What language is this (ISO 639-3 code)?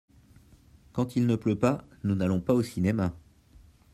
fra